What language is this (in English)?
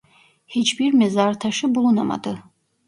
Turkish